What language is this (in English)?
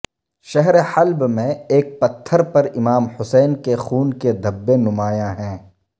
Urdu